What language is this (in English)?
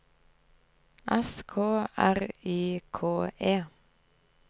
Norwegian